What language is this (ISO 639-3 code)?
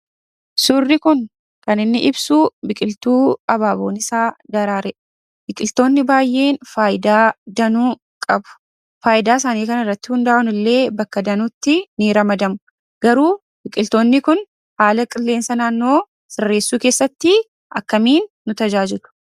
orm